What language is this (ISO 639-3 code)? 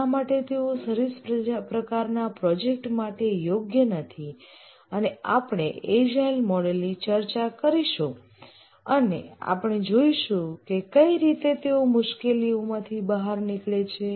guj